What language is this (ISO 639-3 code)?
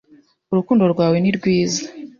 kin